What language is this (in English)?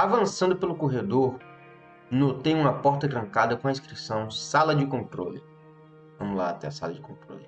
Portuguese